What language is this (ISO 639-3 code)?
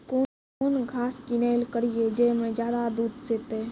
mai